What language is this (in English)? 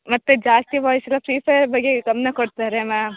Kannada